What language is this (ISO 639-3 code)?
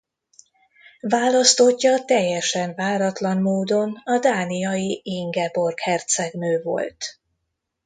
hun